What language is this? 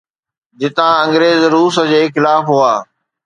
Sindhi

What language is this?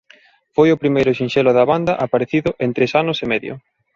Galician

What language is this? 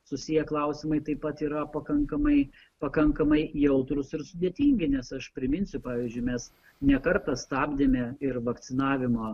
Lithuanian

